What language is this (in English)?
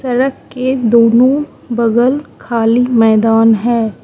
Hindi